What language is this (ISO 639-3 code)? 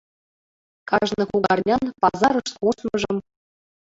chm